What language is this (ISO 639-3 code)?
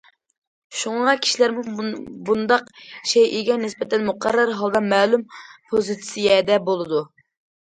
uig